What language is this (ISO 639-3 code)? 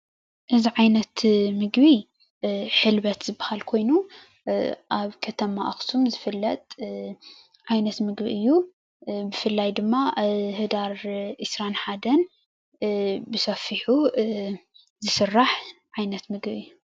tir